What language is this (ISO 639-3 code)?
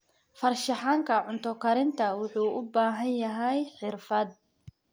som